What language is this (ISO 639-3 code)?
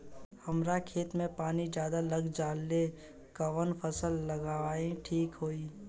bho